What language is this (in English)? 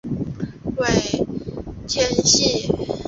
Chinese